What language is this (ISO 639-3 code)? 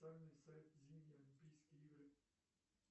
rus